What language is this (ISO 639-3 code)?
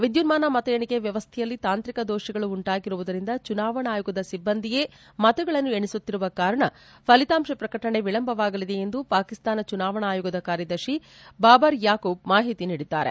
kan